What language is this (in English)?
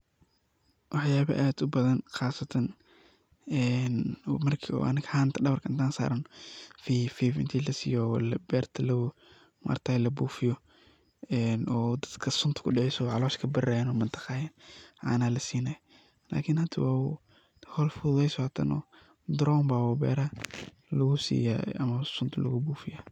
Somali